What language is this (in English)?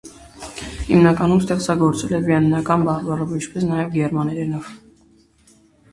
Armenian